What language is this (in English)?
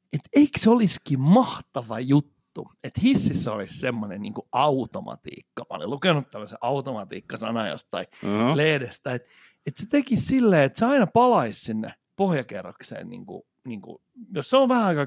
Finnish